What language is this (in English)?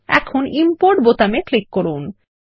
Bangla